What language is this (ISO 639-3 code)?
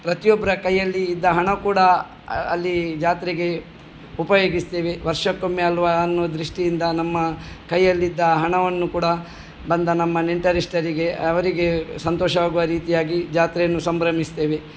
kan